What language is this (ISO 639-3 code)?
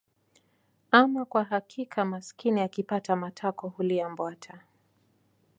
swa